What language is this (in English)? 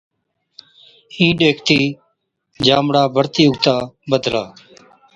Od